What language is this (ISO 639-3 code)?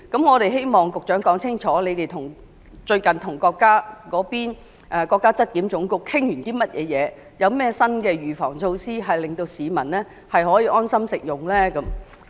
yue